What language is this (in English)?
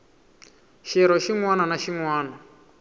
Tsonga